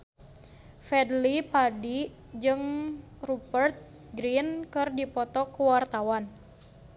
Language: Sundanese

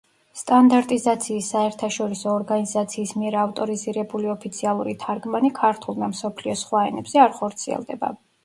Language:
Georgian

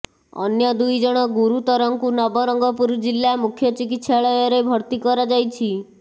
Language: Odia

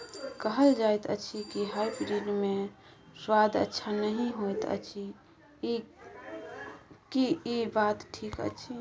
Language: Maithili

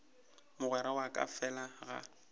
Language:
Northern Sotho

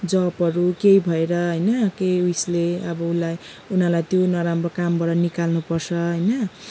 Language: Nepali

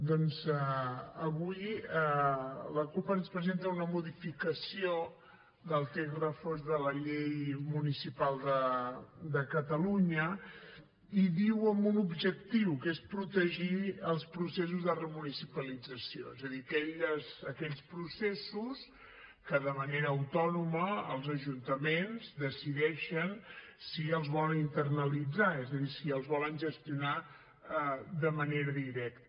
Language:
Catalan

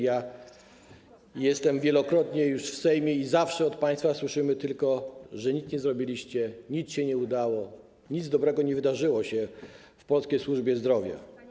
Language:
Polish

